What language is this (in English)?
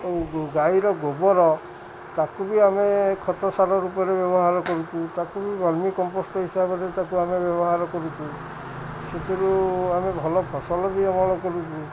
Odia